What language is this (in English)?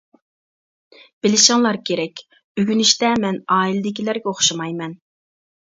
Uyghur